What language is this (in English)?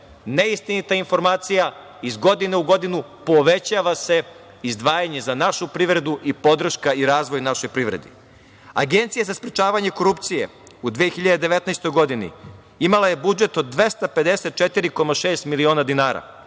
Serbian